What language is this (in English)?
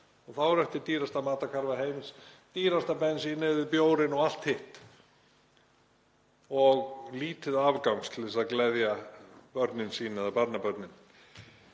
Icelandic